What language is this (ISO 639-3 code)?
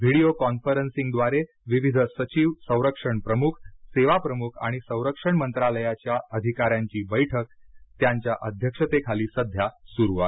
mar